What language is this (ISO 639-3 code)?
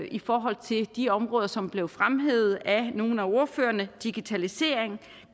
dan